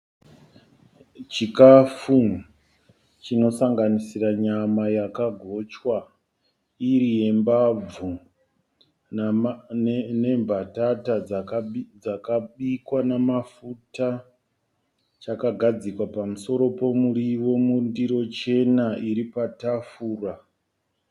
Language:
Shona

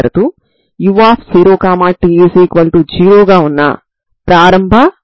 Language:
Telugu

